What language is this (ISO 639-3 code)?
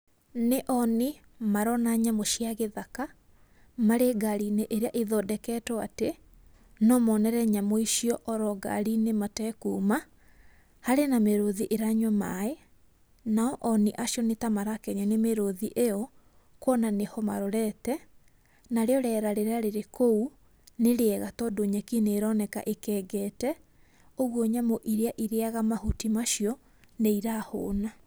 kik